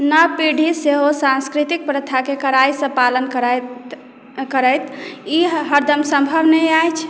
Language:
Maithili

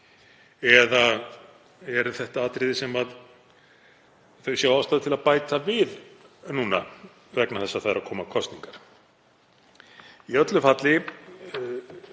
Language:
Icelandic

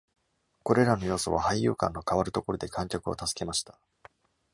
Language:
Japanese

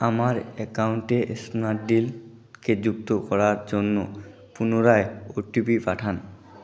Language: Bangla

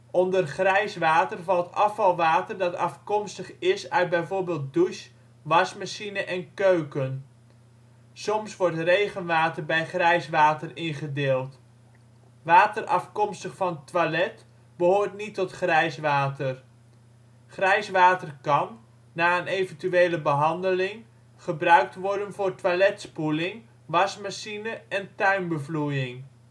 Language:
Dutch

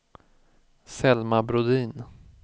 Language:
Swedish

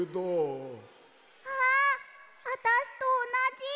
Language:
Japanese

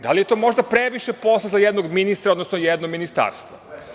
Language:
Serbian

